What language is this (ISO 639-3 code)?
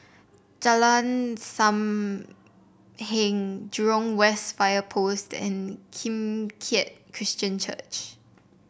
eng